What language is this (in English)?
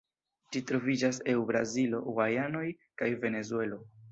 Esperanto